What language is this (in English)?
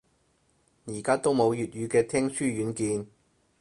Cantonese